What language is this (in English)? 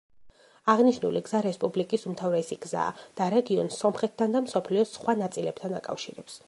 Georgian